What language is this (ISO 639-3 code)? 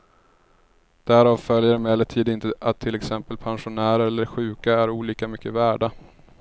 swe